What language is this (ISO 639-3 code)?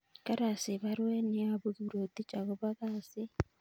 kln